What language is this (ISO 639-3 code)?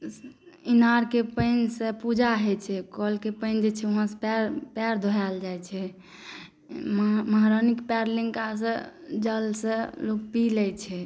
mai